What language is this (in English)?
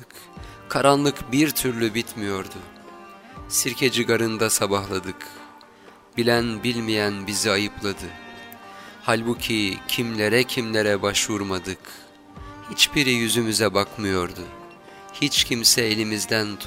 Turkish